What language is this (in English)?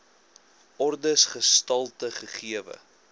Afrikaans